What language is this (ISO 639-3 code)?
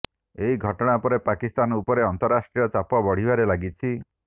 ori